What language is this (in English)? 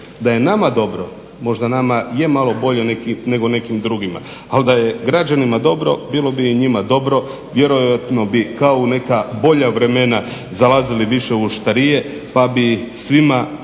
Croatian